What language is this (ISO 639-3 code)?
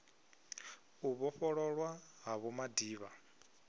ven